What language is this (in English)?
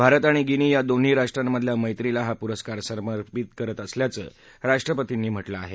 Marathi